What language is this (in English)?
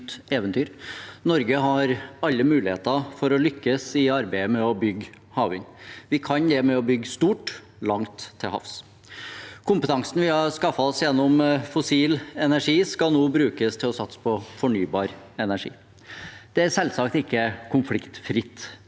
Norwegian